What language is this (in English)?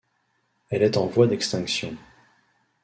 French